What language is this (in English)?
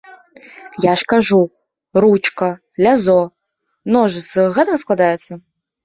Belarusian